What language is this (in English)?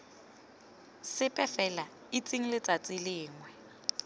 Tswana